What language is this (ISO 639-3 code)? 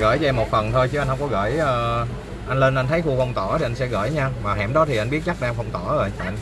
vie